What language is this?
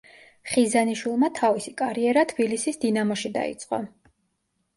Georgian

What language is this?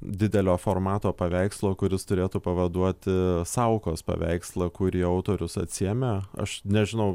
Lithuanian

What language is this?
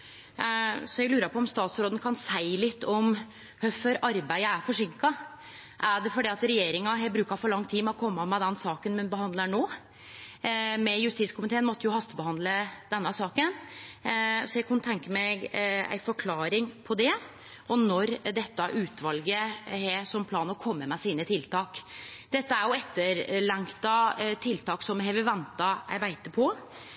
Norwegian Nynorsk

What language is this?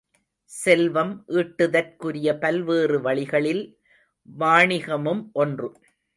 Tamil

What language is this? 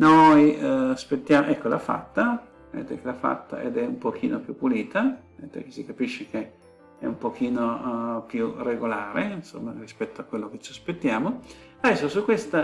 Italian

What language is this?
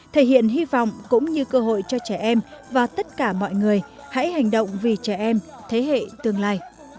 Vietnamese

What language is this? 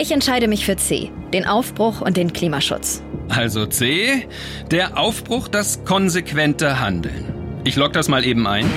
German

